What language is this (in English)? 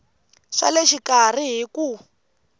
Tsonga